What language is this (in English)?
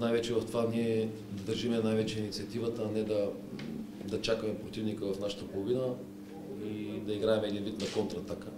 Bulgarian